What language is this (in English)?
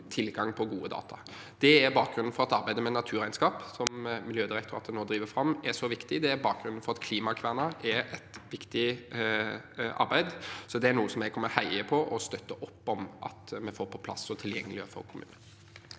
Norwegian